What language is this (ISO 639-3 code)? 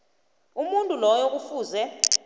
nbl